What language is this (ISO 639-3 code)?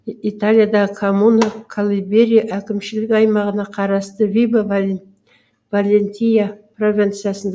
kaz